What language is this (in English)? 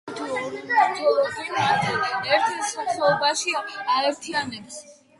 Georgian